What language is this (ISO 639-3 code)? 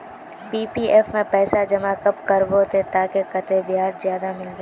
mag